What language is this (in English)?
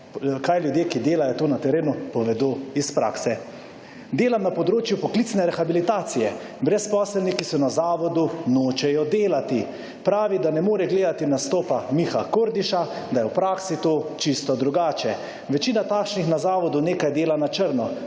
Slovenian